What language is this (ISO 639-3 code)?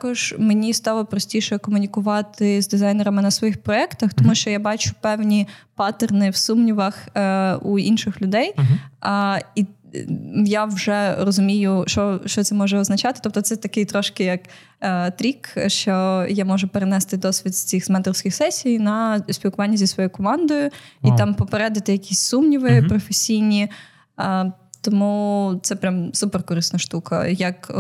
ukr